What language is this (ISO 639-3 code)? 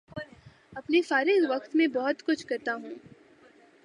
urd